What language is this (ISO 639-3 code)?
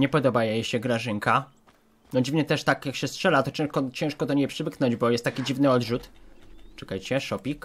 pol